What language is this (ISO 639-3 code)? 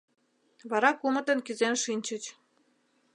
chm